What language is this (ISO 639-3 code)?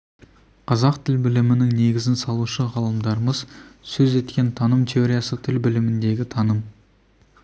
kaz